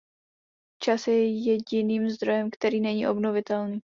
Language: Czech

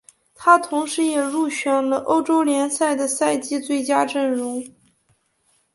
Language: Chinese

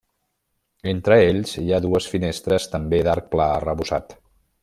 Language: Catalan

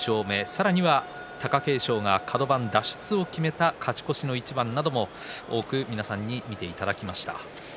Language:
Japanese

